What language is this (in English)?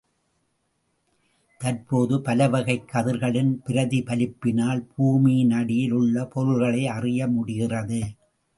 Tamil